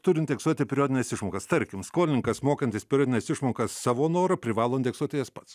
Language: Lithuanian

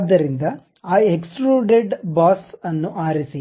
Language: Kannada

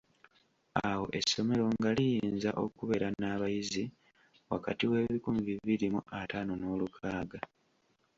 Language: Ganda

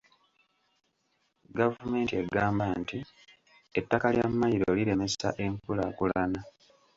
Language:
Ganda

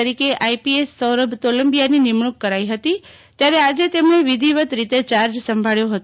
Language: Gujarati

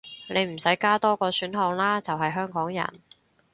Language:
Cantonese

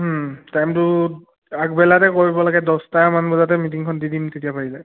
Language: Assamese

